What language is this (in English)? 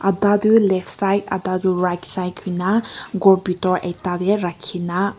Naga Pidgin